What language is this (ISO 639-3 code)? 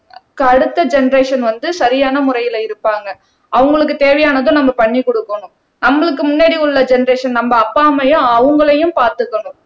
tam